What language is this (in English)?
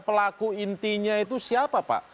Indonesian